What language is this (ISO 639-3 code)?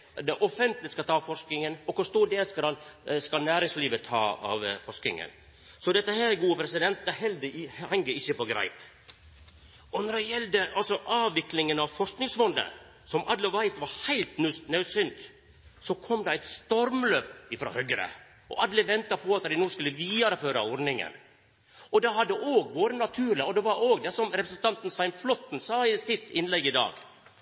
nno